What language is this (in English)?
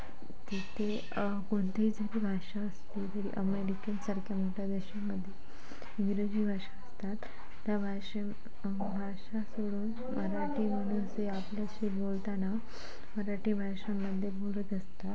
Marathi